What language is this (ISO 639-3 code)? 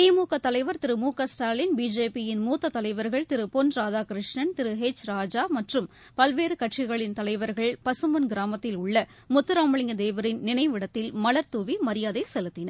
tam